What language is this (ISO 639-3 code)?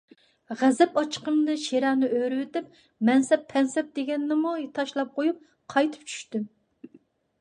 uig